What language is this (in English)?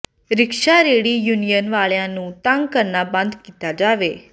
Punjabi